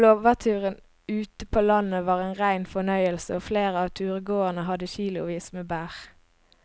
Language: Norwegian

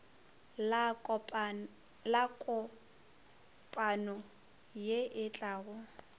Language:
Northern Sotho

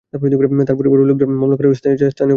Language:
Bangla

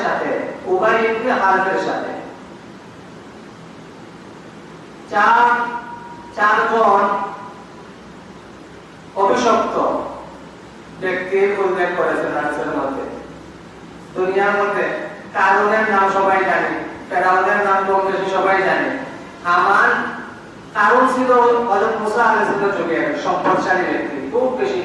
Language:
Bangla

